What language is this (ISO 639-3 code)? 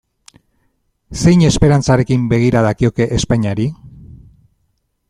eus